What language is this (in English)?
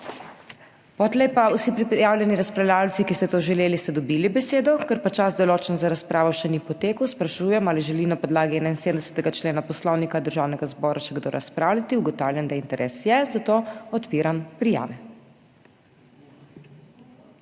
Slovenian